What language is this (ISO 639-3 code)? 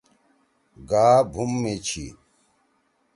trw